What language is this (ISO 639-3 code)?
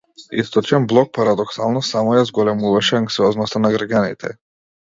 mkd